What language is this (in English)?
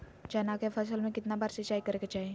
Magahi